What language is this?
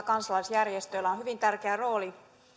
Finnish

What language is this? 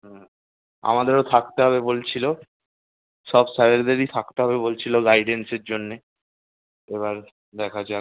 Bangla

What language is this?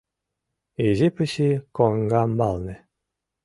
Mari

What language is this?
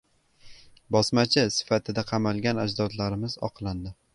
Uzbek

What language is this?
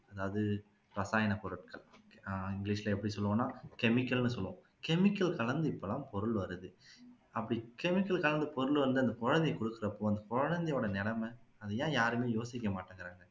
Tamil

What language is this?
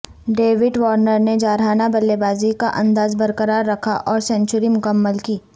Urdu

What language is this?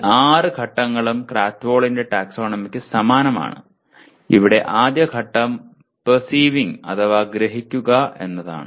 Malayalam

